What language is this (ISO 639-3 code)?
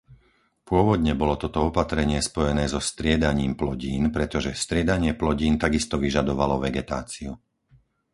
slk